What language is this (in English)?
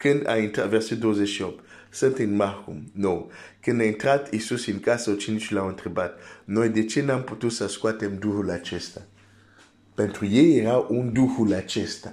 Romanian